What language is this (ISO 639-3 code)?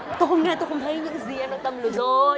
vie